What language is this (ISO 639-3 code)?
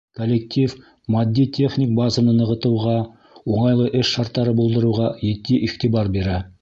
bak